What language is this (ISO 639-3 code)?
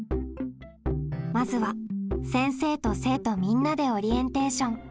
jpn